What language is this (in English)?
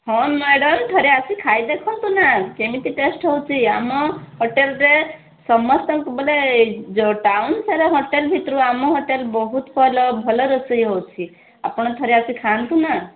Odia